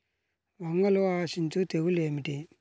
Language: Telugu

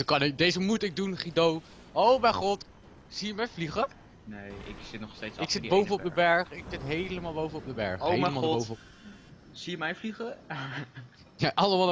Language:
Dutch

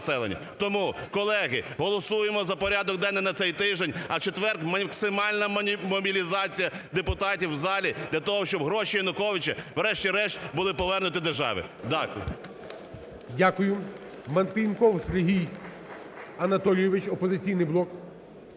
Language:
Ukrainian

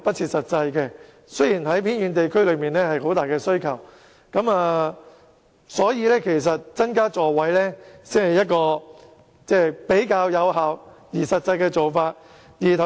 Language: Cantonese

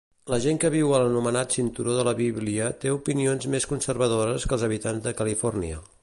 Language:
Catalan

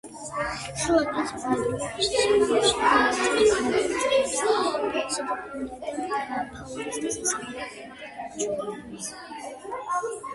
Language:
Georgian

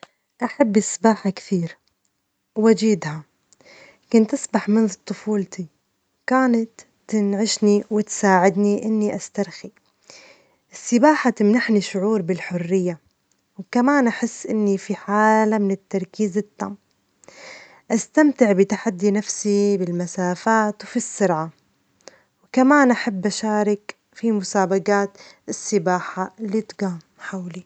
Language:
Omani Arabic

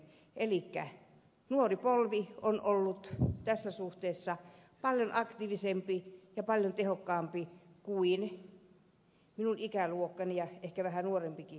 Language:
Finnish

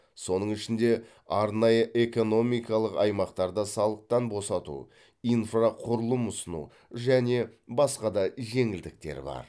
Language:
Kazakh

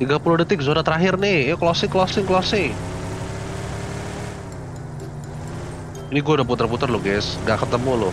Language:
Indonesian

